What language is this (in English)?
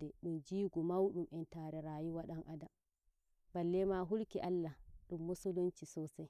Nigerian Fulfulde